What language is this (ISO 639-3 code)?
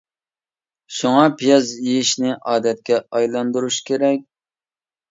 uig